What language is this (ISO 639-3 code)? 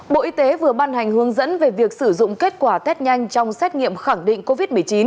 vie